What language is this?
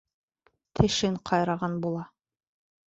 Bashkir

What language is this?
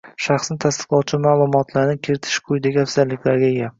Uzbek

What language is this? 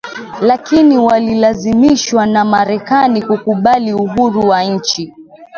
Swahili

